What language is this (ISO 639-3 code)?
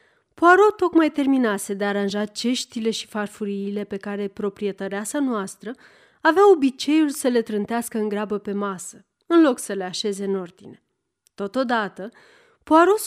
ron